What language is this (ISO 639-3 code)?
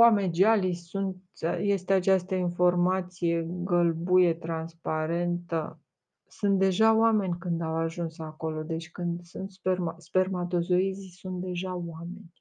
ron